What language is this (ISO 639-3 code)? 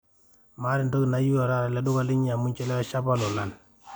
mas